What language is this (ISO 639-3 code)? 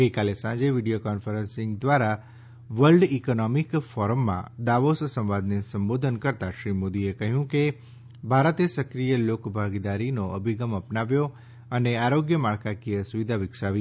guj